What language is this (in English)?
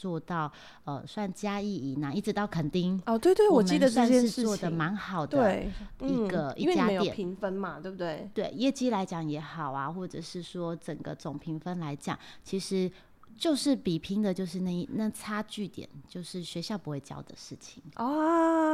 Chinese